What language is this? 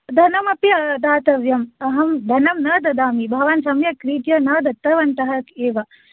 Sanskrit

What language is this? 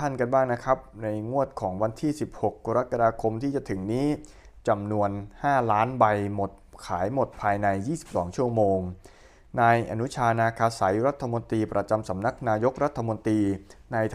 Thai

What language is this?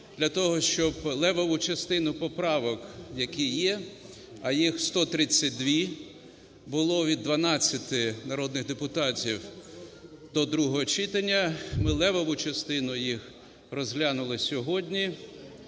Ukrainian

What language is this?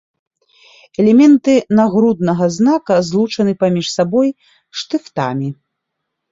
Belarusian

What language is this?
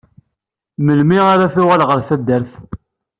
Kabyle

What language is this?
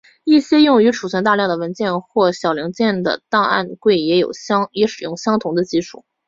Chinese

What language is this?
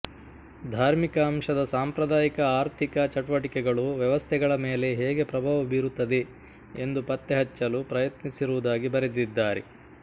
Kannada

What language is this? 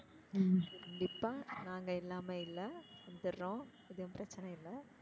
Tamil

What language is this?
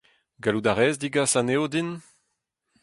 Breton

